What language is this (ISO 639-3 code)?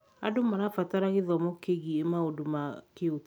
kik